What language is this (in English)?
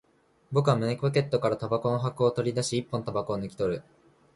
Japanese